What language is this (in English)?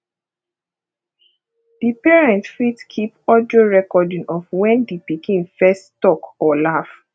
Nigerian Pidgin